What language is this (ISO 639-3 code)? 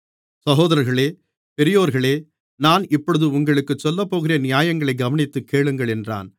tam